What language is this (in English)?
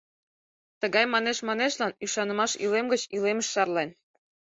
Mari